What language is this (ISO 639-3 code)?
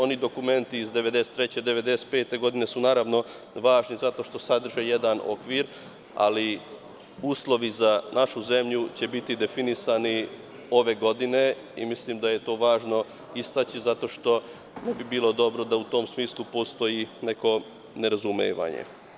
srp